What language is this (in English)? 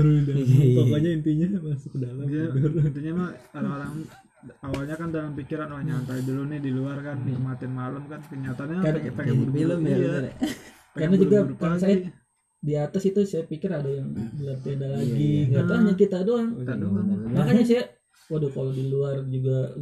Indonesian